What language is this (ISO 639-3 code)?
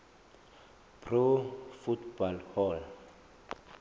zul